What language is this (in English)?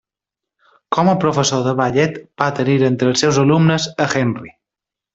Catalan